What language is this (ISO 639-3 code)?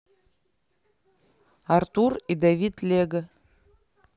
rus